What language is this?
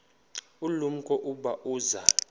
Xhosa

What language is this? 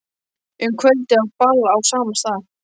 Icelandic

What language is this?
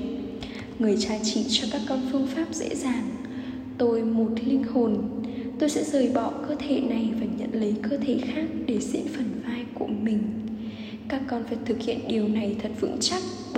Vietnamese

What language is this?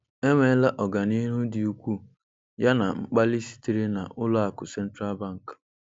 Igbo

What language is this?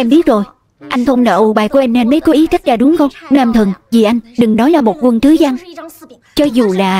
Vietnamese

